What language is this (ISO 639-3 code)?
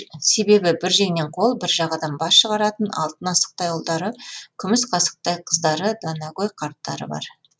kaz